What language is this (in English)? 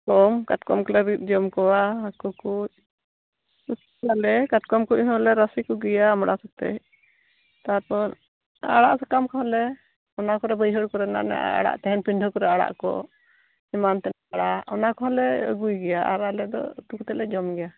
Santali